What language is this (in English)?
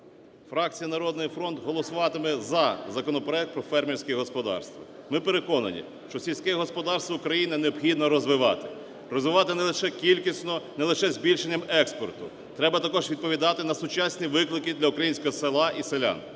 Ukrainian